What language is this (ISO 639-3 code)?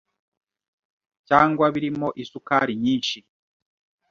kin